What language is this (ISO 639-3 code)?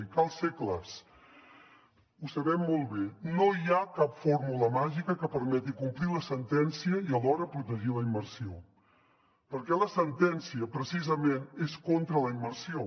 cat